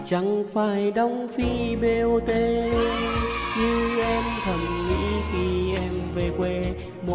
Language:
Vietnamese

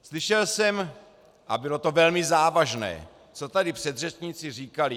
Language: Czech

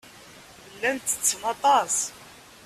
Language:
Kabyle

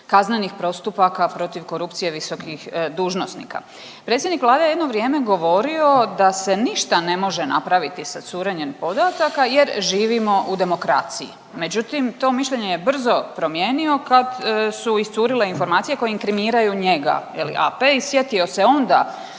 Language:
Croatian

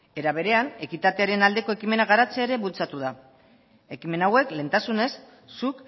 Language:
Basque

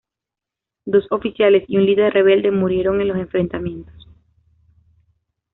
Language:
Spanish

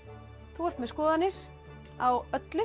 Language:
Icelandic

